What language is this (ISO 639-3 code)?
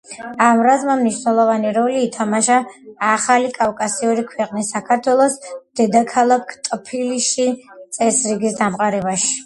kat